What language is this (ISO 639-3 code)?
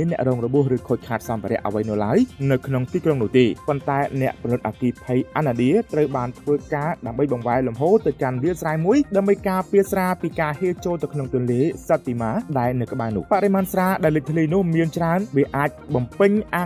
tha